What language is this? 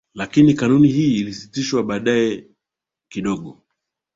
Swahili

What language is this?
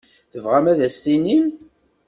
Kabyle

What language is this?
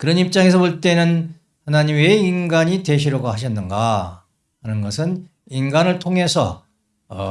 Korean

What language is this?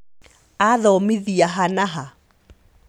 Kikuyu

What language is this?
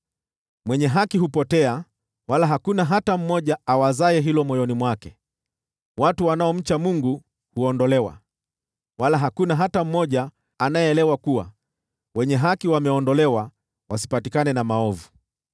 Swahili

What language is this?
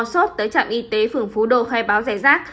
Vietnamese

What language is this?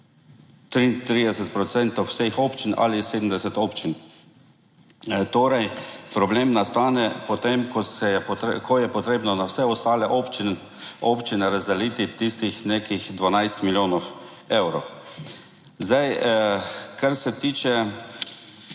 Slovenian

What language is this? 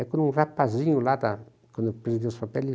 Portuguese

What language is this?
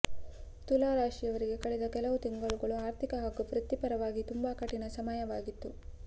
Kannada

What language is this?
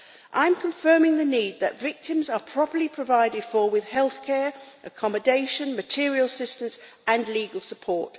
English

